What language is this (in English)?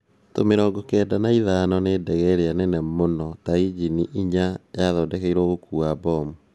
Kikuyu